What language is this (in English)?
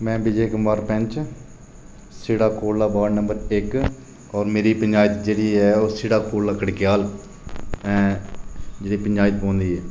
Dogri